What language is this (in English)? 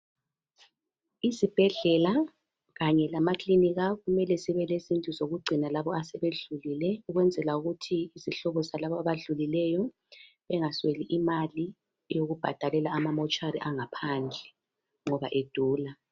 North Ndebele